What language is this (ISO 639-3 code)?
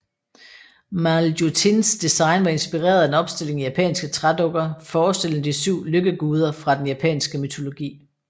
dan